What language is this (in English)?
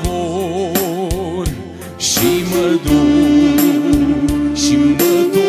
Romanian